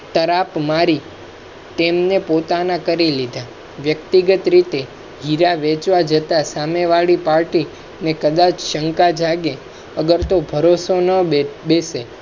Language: Gujarati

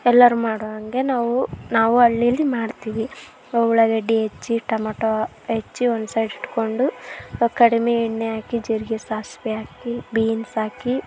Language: Kannada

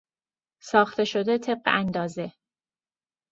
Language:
Persian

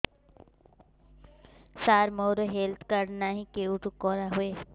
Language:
Odia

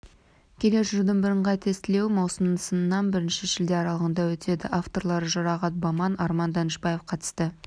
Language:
Kazakh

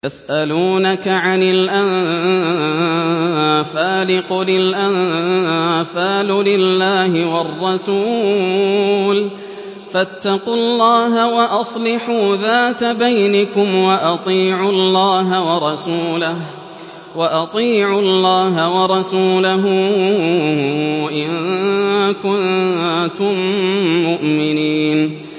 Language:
Arabic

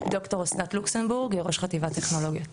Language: Hebrew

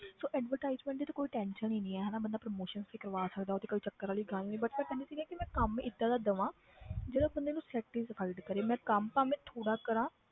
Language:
Punjabi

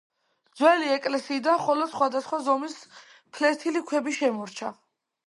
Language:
Georgian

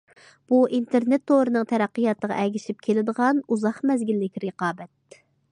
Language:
Uyghur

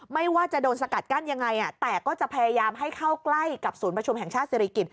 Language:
Thai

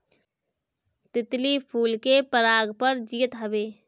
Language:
Bhojpuri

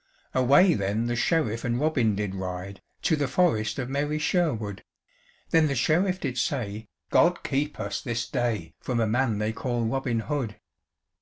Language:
English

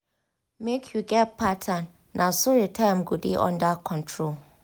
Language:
Nigerian Pidgin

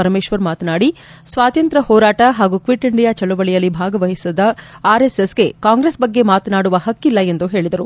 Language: Kannada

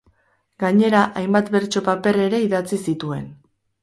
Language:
Basque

